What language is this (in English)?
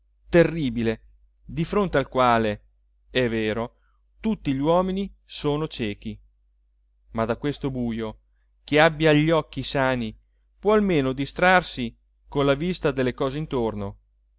Italian